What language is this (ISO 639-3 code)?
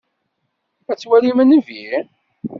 kab